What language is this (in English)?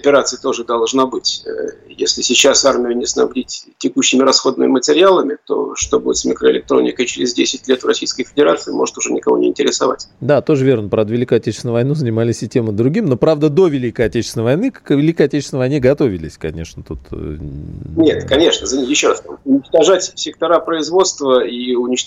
Russian